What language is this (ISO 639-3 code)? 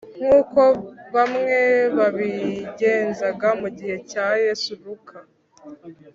kin